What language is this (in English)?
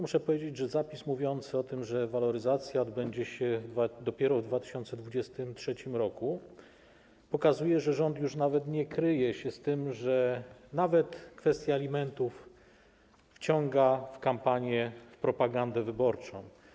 Polish